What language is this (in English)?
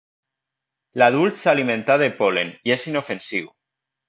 Catalan